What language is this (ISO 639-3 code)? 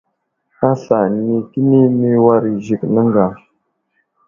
udl